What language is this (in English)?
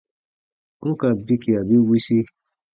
Baatonum